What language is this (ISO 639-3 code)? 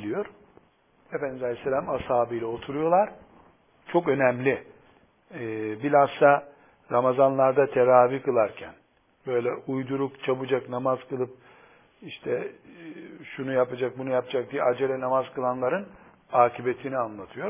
tur